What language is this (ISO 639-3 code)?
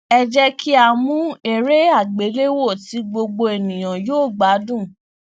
yor